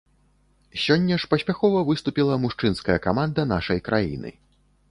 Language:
Belarusian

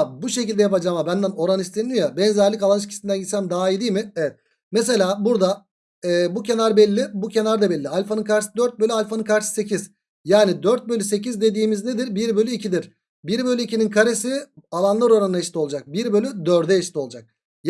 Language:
Turkish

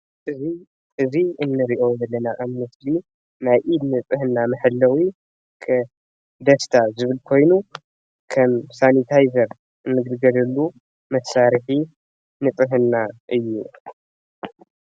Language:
Tigrinya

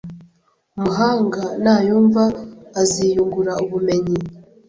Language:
Kinyarwanda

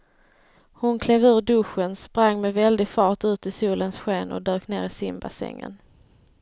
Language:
Swedish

